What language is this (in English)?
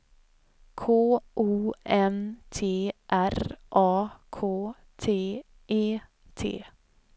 Swedish